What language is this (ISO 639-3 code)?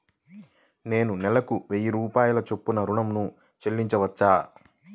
tel